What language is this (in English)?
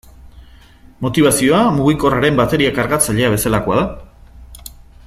Basque